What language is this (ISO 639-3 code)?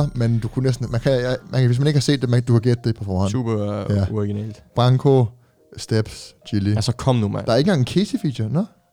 dan